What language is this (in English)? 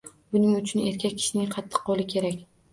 Uzbek